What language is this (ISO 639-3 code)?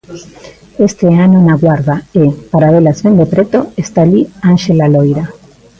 glg